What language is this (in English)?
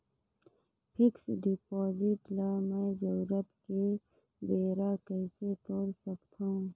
Chhattisgarhi